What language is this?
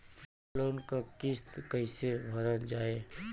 Bhojpuri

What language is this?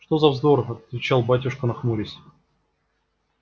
Russian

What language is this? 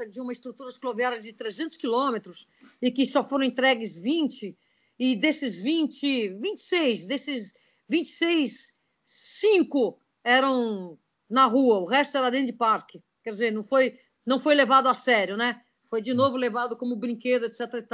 Portuguese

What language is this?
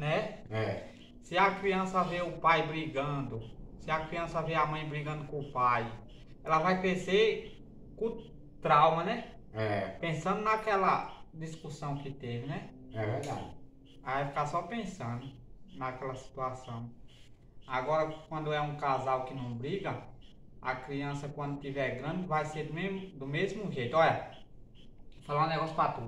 Portuguese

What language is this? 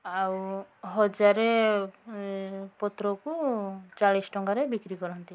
Odia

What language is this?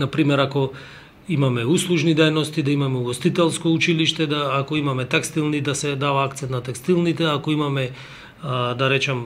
Macedonian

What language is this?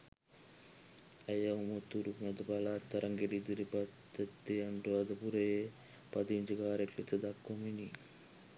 Sinhala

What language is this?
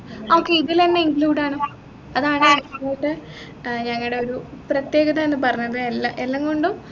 Malayalam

